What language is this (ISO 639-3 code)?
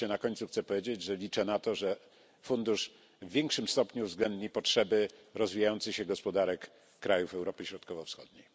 pol